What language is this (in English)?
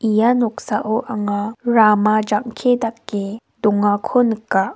Garo